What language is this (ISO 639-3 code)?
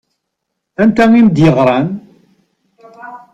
kab